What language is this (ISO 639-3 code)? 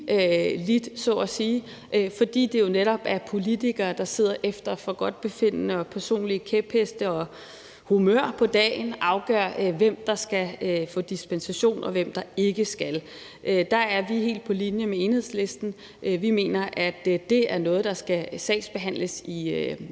dan